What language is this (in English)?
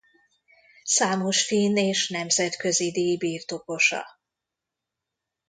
Hungarian